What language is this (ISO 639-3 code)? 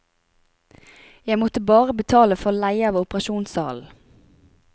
nor